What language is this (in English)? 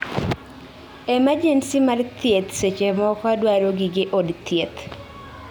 Luo (Kenya and Tanzania)